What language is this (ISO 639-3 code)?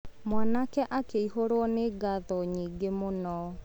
kik